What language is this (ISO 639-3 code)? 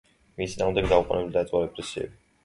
kat